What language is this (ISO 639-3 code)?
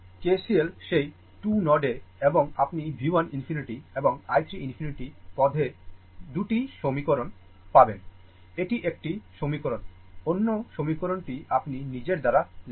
ben